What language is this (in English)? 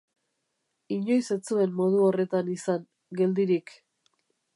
Basque